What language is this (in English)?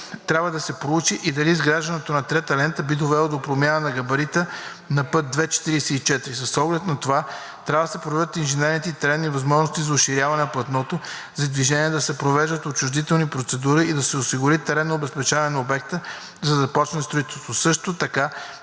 Bulgarian